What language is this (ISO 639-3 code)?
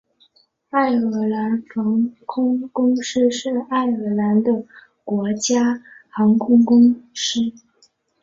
zho